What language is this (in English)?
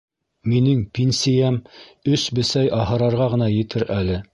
Bashkir